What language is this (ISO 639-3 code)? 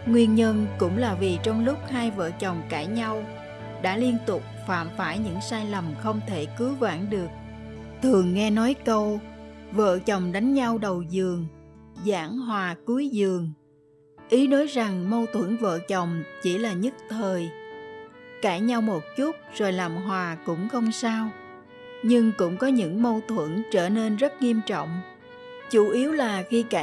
vie